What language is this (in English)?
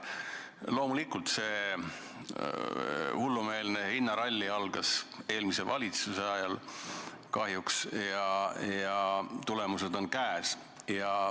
Estonian